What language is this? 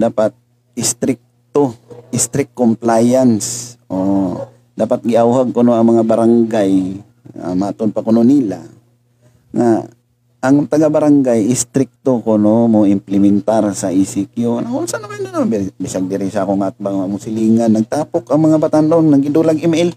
Filipino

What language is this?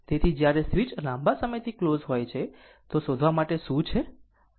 Gujarati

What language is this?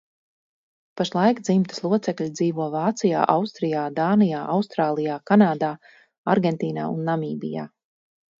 Latvian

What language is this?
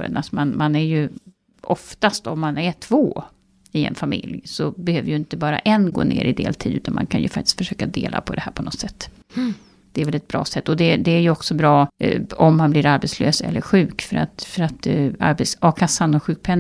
Swedish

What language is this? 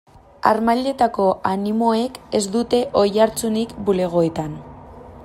Basque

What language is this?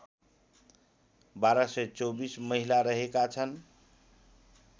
Nepali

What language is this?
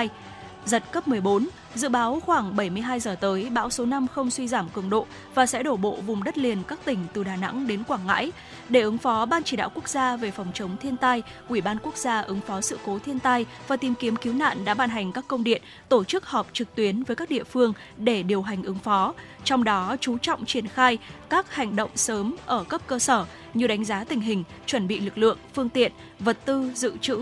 Vietnamese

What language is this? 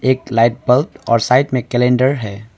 Hindi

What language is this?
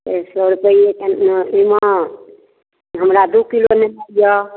Maithili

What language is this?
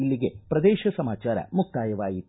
Kannada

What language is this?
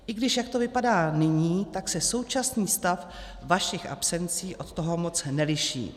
Czech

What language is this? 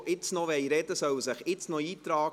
Swiss German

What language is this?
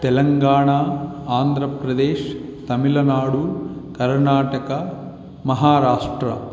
Sanskrit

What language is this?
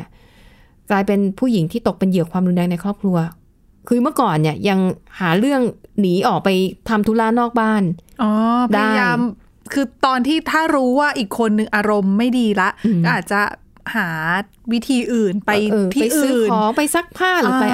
Thai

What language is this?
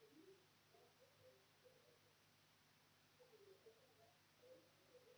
Russian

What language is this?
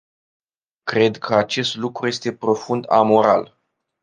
Romanian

